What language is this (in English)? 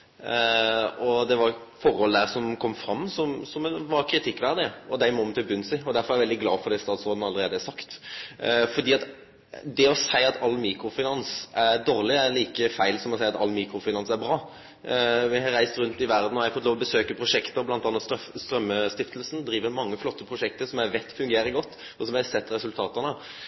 Norwegian Nynorsk